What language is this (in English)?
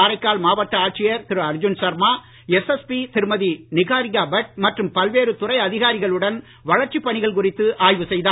Tamil